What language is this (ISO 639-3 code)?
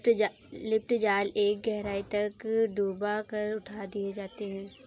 hin